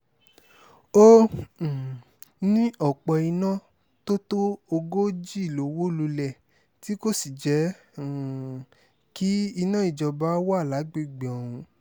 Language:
Yoruba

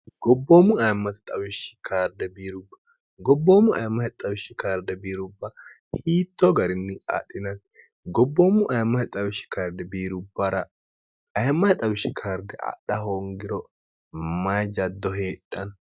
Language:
Sidamo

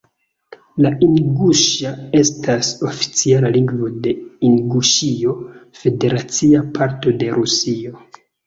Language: Esperanto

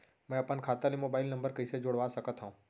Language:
Chhattisgarhi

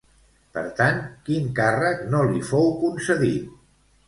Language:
Catalan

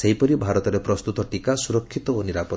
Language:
Odia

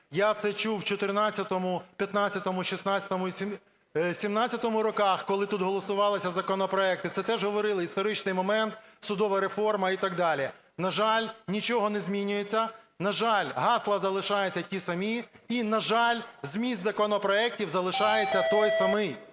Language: Ukrainian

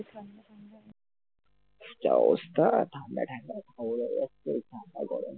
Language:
Bangla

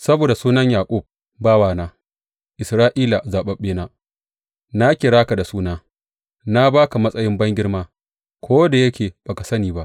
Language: Hausa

